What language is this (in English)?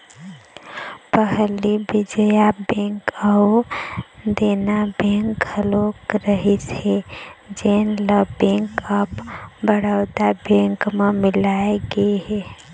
Chhattisgarhi